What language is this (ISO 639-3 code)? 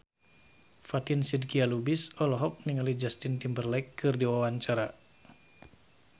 sun